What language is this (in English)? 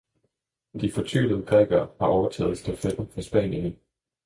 Danish